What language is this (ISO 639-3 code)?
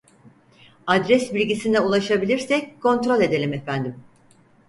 tur